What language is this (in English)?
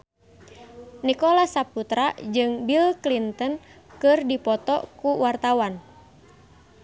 Sundanese